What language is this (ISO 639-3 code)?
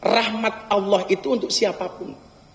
ind